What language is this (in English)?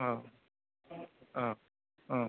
Bodo